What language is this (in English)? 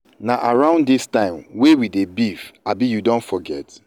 Nigerian Pidgin